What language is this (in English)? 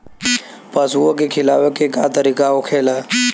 Bhojpuri